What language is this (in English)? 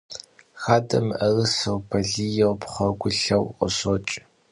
Kabardian